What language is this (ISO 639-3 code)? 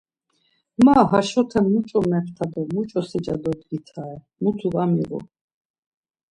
lzz